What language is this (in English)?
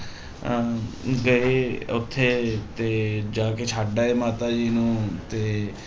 Punjabi